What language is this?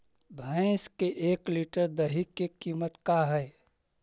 Magahi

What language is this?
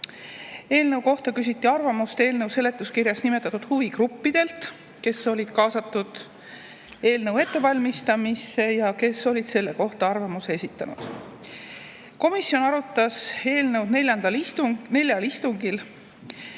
Estonian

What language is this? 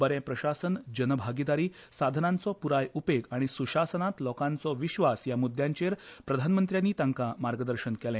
Konkani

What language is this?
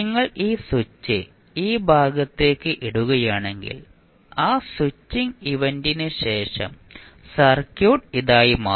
Malayalam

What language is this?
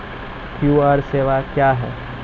Maithili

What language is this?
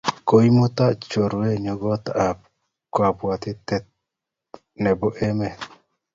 Kalenjin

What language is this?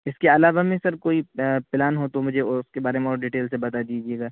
Urdu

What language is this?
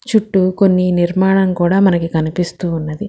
Telugu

